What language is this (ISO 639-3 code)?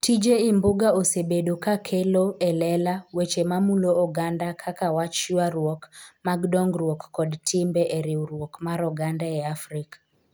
luo